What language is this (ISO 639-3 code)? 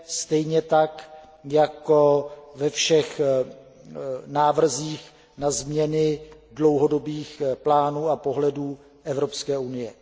ces